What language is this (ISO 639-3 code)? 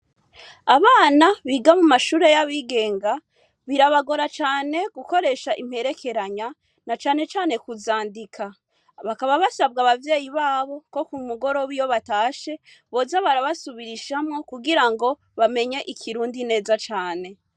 run